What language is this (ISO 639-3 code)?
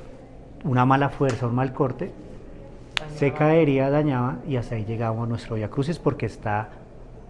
spa